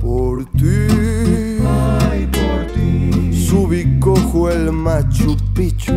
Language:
Spanish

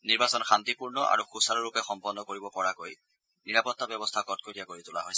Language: Assamese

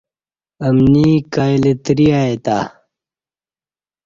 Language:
Kati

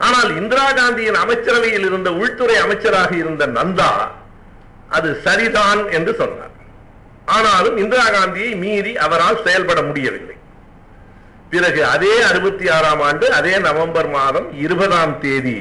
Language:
Tamil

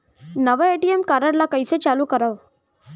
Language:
Chhattisgarhi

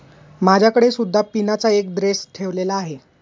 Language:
Marathi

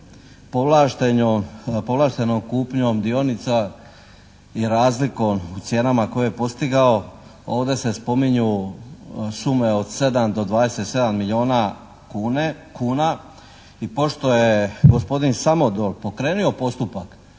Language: Croatian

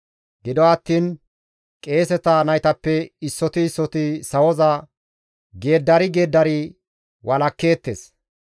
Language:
Gamo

